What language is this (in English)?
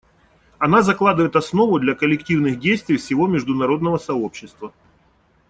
Russian